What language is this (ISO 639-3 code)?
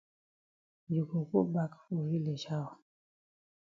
wes